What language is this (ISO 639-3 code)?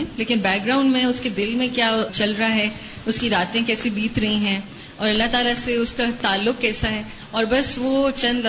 urd